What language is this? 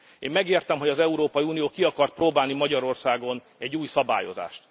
Hungarian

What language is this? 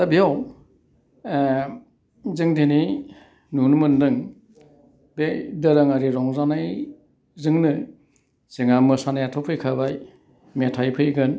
Bodo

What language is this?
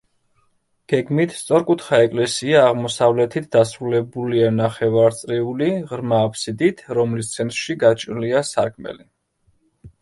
Georgian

